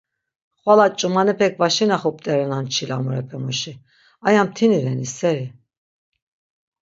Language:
Laz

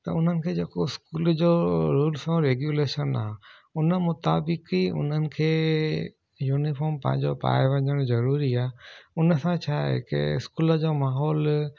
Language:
Sindhi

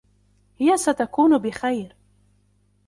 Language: Arabic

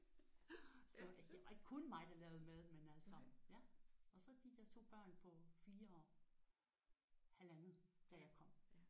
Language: Danish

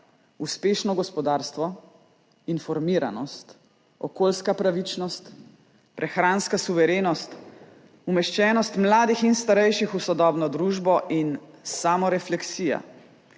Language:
Slovenian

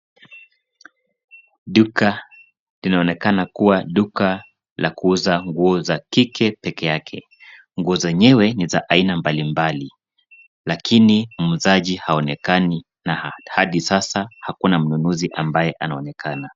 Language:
Swahili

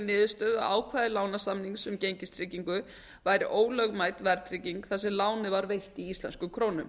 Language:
Icelandic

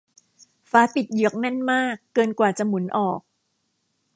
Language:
Thai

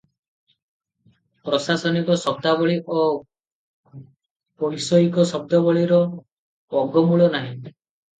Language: Odia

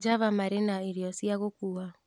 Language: Kikuyu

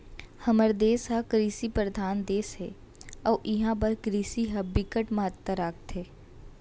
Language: Chhattisgarhi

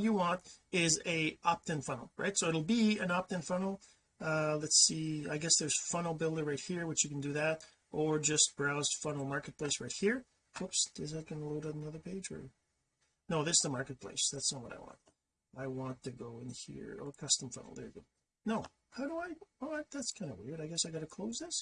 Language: English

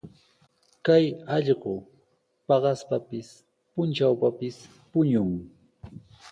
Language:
Sihuas Ancash Quechua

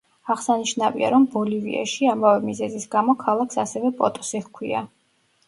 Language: Georgian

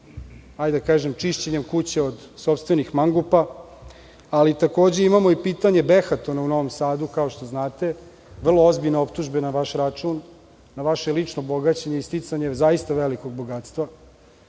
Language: Serbian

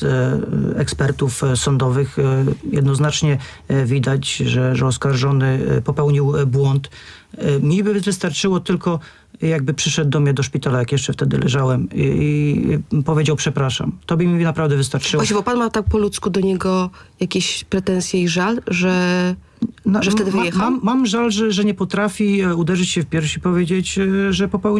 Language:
Polish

